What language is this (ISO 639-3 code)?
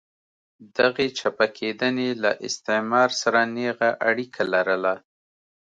pus